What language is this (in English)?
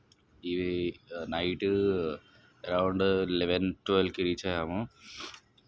Telugu